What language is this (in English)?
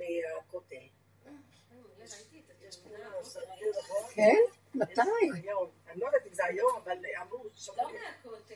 Hebrew